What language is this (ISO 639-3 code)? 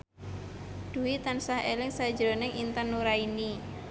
jav